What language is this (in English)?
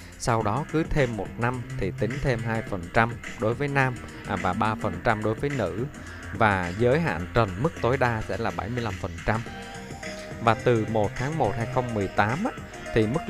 Vietnamese